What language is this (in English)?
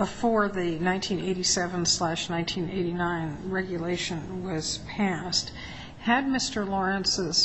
English